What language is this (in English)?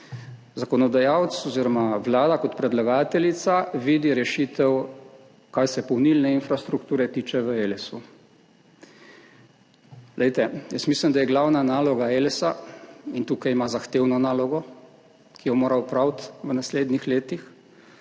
Slovenian